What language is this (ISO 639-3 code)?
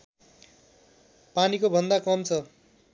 nep